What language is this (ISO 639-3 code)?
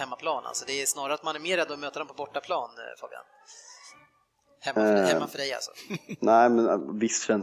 swe